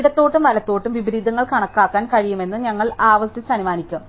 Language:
Malayalam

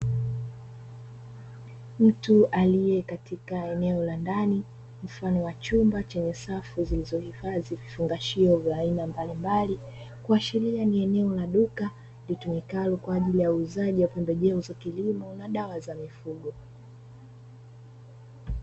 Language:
Swahili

